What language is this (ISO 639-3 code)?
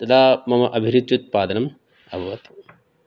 san